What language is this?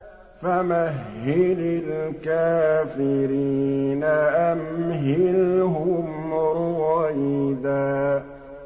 Arabic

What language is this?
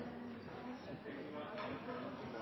Norwegian Bokmål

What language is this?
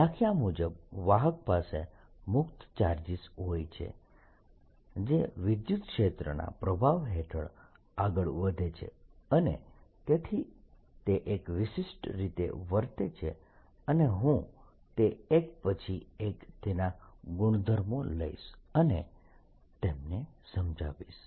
Gujarati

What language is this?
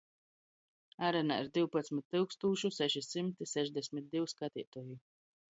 Latgalian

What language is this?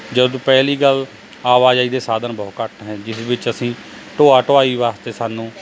Punjabi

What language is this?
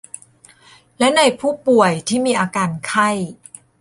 Thai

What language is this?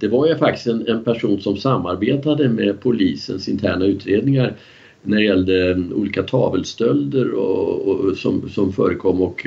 Swedish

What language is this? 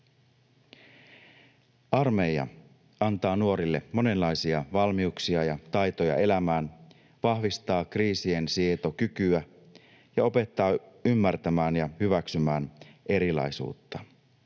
Finnish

